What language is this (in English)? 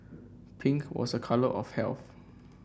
English